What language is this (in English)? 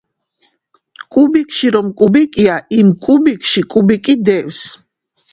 Georgian